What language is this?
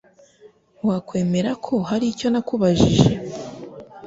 Kinyarwanda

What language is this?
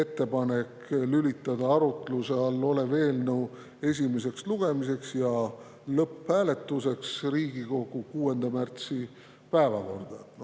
Estonian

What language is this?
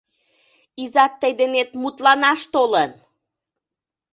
Mari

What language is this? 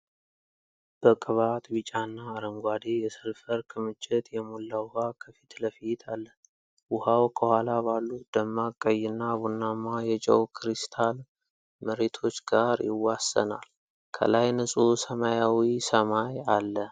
Amharic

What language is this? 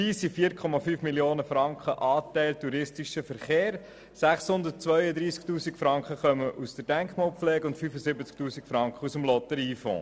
Swiss German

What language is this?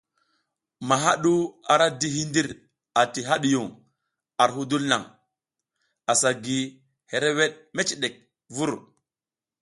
South Giziga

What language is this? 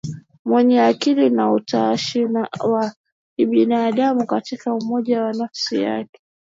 Swahili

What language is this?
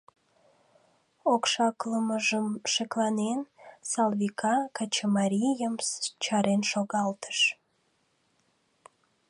Mari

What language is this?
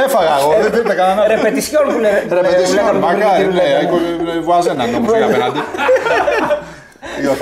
Greek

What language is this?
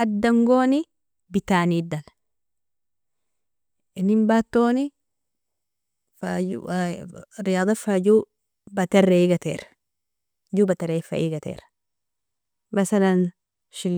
Nobiin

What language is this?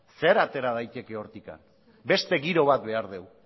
Basque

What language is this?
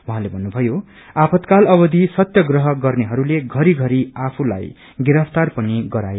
Nepali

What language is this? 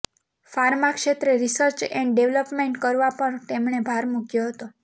Gujarati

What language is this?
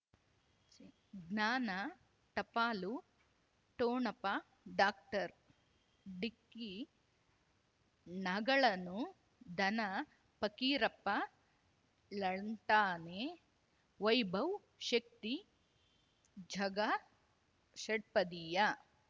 Kannada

